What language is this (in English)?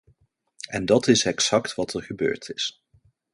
Dutch